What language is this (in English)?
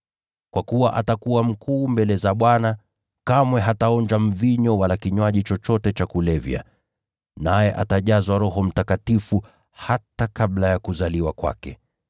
Swahili